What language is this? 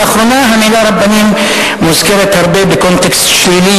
Hebrew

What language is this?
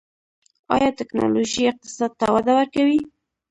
Pashto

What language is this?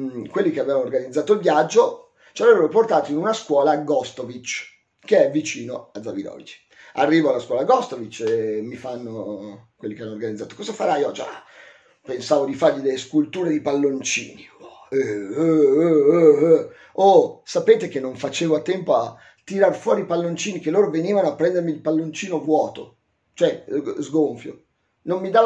Italian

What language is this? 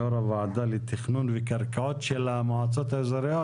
Hebrew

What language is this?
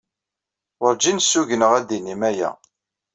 Kabyle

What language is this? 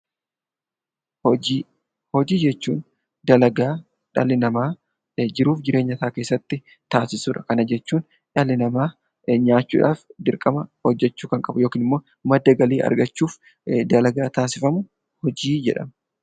Oromo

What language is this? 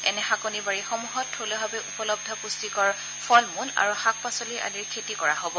Assamese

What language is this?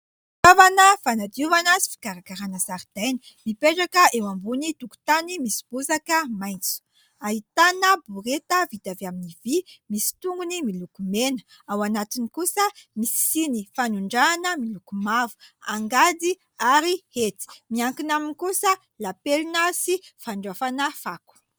Malagasy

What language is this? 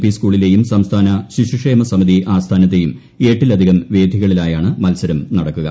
Malayalam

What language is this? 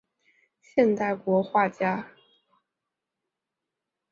Chinese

